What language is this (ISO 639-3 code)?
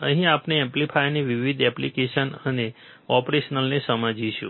guj